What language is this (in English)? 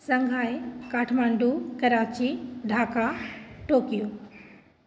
Maithili